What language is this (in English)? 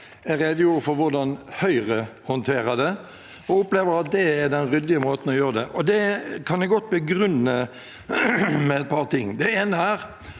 Norwegian